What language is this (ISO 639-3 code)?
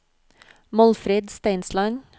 nor